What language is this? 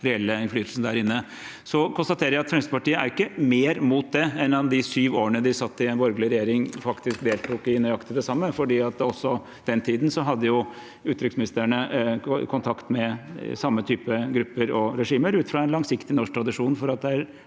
Norwegian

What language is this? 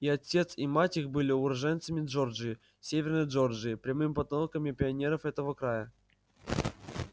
Russian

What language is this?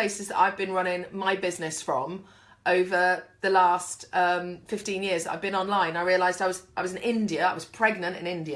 English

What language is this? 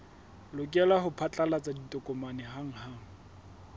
Southern Sotho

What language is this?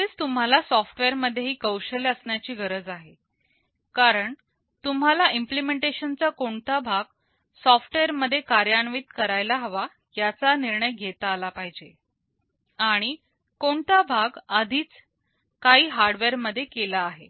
Marathi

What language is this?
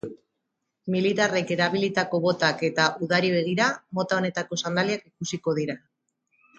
Basque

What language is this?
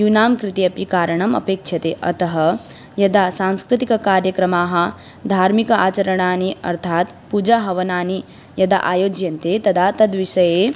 Sanskrit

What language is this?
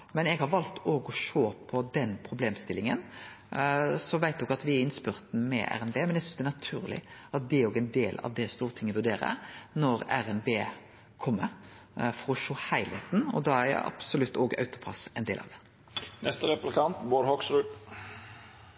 Norwegian Nynorsk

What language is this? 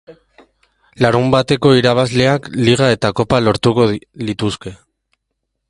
Basque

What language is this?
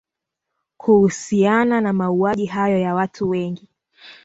Swahili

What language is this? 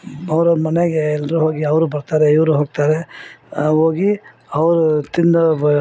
Kannada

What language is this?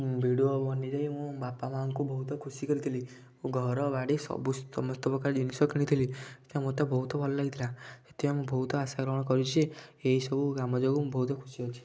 Odia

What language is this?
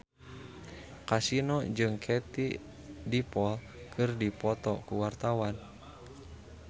Sundanese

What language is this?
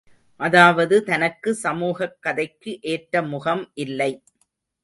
Tamil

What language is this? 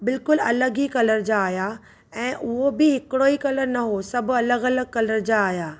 Sindhi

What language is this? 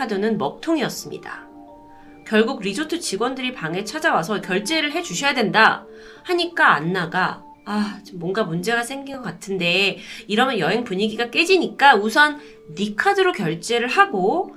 Korean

